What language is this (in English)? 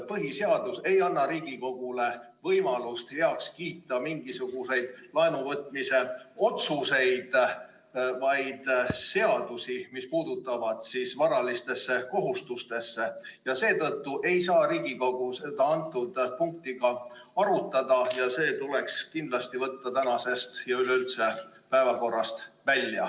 Estonian